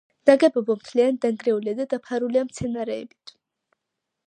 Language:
Georgian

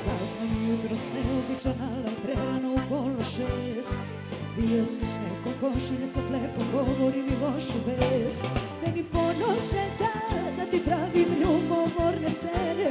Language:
Polish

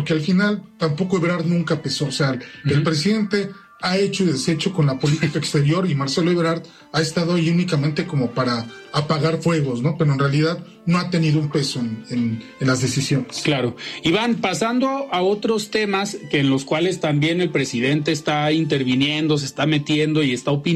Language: Spanish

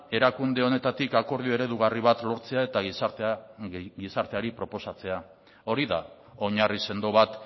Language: Basque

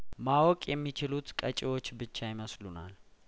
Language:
Amharic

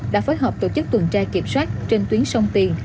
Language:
Vietnamese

